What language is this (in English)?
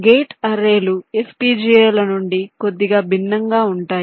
Telugu